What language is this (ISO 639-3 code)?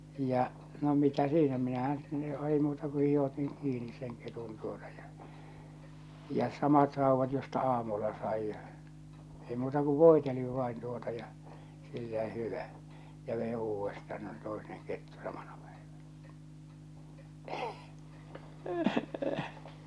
fin